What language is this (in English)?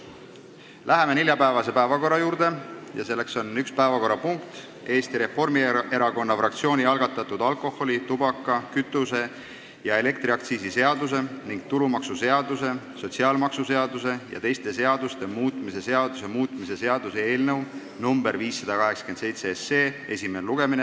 Estonian